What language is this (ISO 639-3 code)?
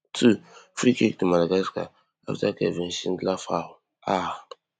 pcm